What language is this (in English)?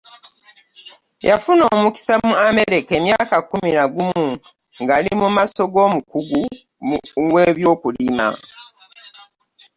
Ganda